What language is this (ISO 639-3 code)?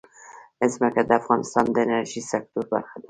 pus